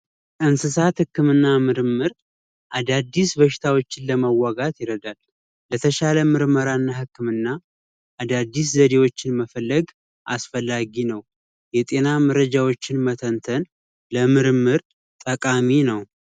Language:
Amharic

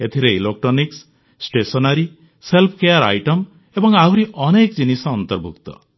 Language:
Odia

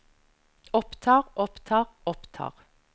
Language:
Norwegian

